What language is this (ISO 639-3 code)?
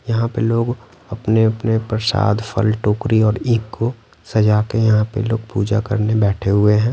hin